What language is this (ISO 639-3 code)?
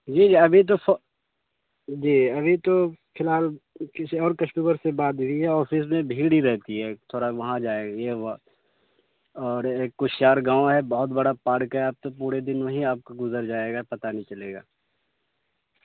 urd